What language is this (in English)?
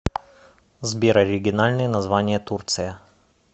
Russian